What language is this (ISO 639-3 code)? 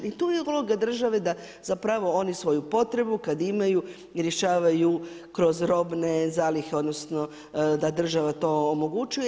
hrv